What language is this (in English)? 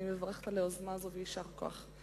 Hebrew